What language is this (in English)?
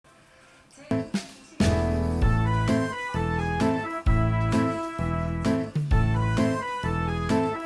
Indonesian